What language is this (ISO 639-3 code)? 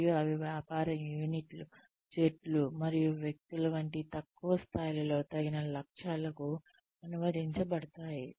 tel